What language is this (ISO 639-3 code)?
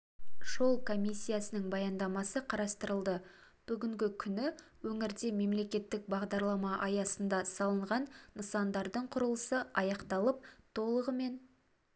kaz